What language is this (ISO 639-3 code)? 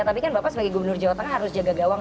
ind